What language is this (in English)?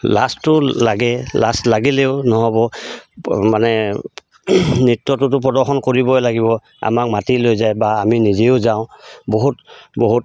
Assamese